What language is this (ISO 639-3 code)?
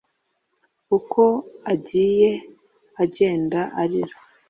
kin